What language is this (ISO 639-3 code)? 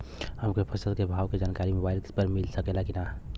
bho